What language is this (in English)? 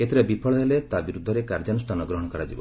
Odia